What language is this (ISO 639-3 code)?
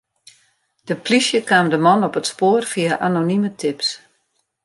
fry